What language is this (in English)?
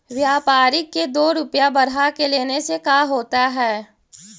Magahi